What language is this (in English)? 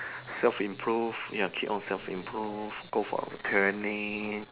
English